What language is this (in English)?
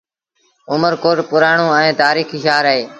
Sindhi Bhil